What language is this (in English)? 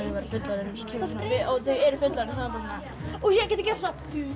Icelandic